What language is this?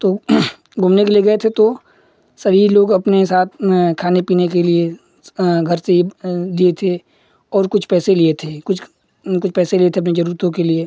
Hindi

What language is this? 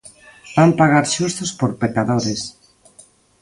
Galician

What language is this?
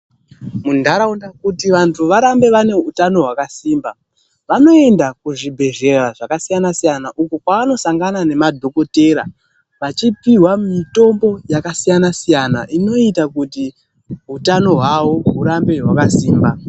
Ndau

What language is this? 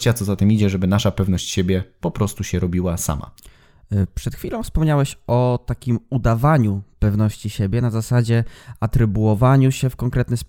Polish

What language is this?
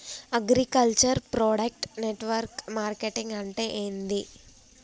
Telugu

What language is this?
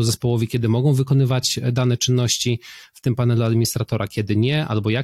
Polish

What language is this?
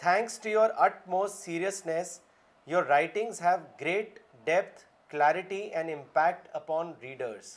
Urdu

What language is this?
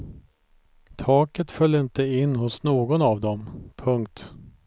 Swedish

